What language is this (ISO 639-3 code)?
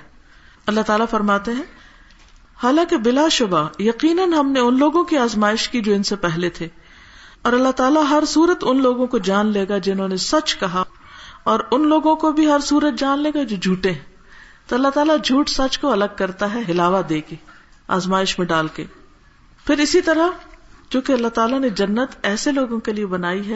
urd